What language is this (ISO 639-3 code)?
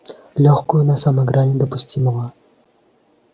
rus